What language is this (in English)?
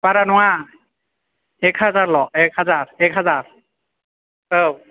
Bodo